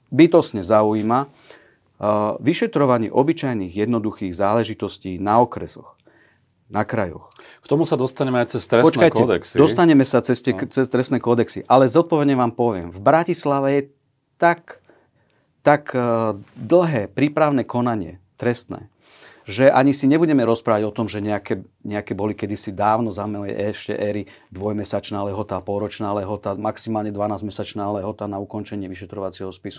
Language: Slovak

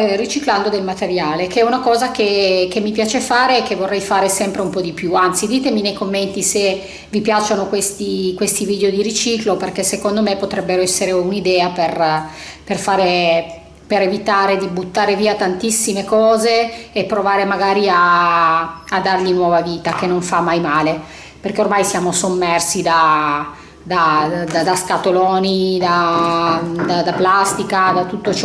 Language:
Italian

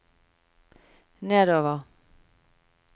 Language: Norwegian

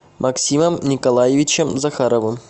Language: Russian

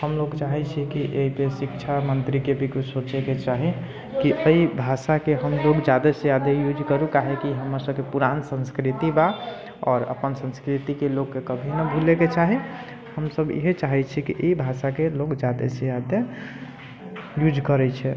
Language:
Maithili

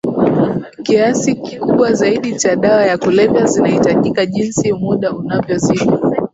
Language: Swahili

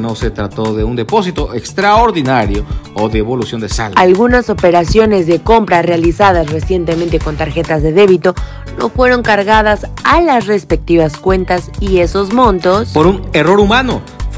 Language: Spanish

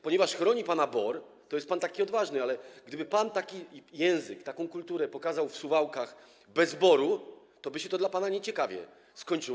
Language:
Polish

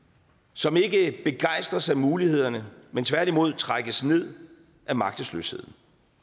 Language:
Danish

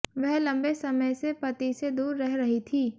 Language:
Hindi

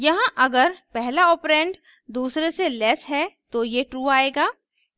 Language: Hindi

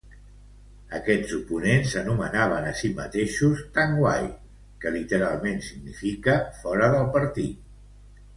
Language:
Catalan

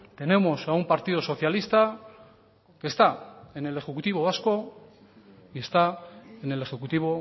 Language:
Spanish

